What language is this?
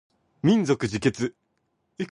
Cantonese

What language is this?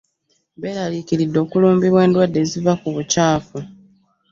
Ganda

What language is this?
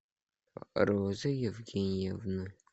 Russian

